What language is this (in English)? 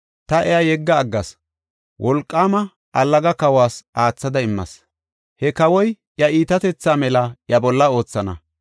Gofa